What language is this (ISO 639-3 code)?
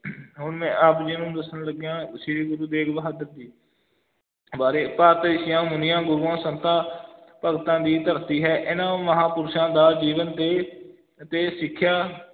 pan